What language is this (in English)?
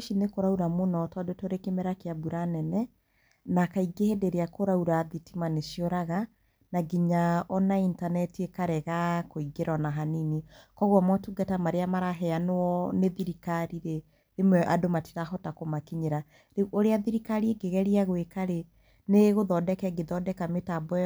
Kikuyu